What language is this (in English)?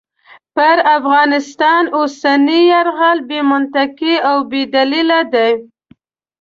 Pashto